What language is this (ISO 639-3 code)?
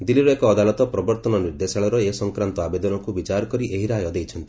ori